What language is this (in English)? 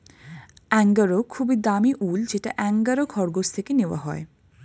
Bangla